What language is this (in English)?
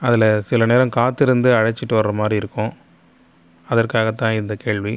Tamil